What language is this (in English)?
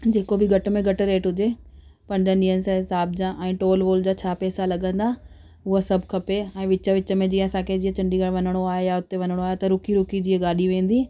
Sindhi